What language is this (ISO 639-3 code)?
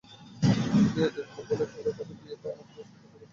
ben